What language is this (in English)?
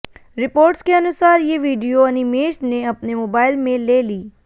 Hindi